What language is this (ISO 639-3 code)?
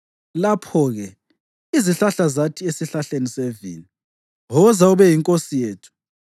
nde